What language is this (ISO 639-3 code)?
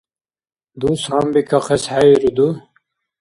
dar